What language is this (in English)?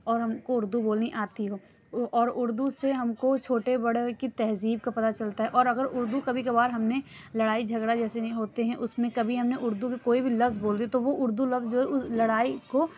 Urdu